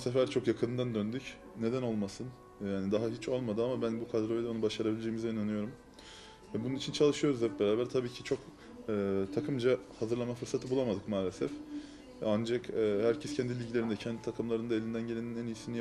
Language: Turkish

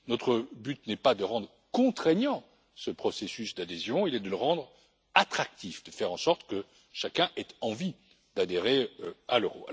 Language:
French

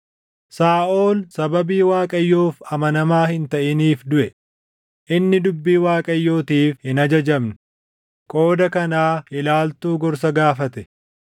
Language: Oromo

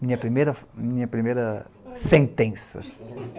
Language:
Portuguese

